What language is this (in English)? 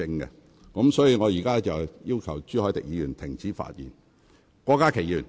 Cantonese